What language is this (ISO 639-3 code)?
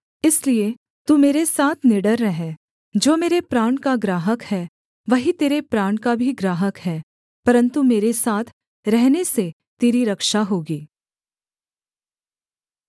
hin